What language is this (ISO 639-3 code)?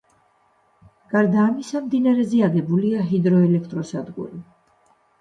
kat